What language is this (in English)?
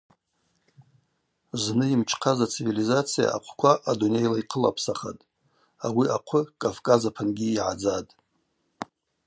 Abaza